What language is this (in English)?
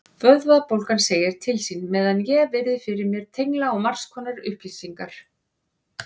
Icelandic